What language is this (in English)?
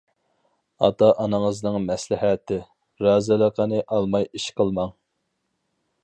Uyghur